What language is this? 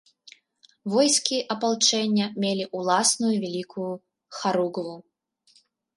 Belarusian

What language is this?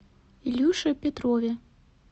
Russian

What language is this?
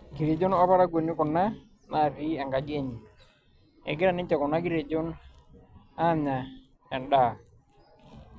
Masai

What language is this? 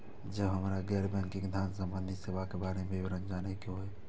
Maithili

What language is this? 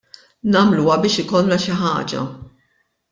Maltese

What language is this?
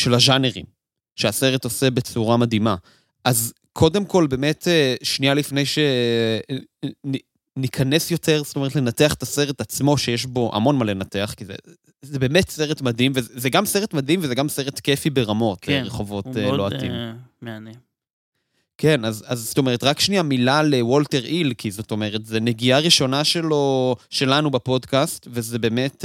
Hebrew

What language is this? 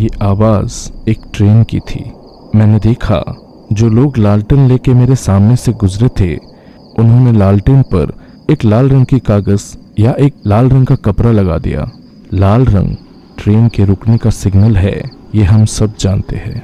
Hindi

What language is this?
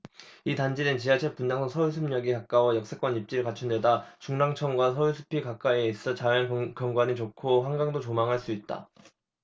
Korean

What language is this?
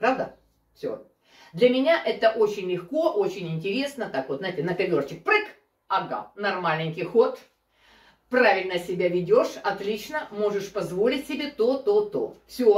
Russian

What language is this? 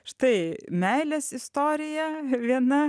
Lithuanian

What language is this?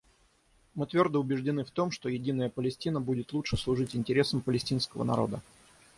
Russian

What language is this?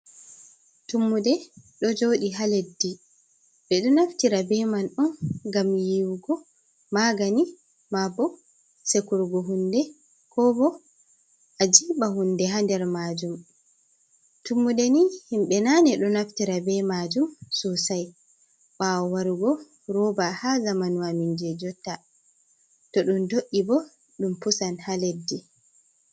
Fula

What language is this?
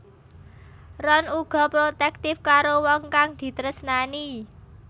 Javanese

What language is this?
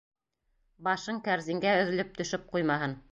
Bashkir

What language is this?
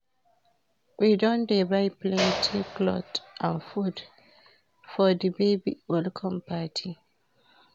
Nigerian Pidgin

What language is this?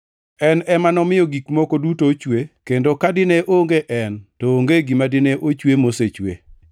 Luo (Kenya and Tanzania)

